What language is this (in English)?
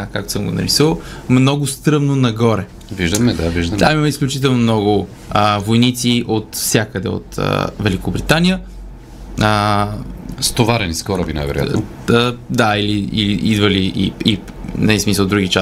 Bulgarian